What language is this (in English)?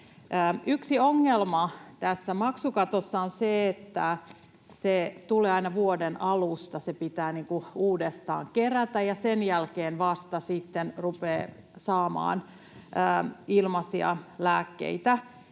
Finnish